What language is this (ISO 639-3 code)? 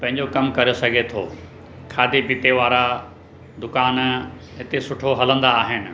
snd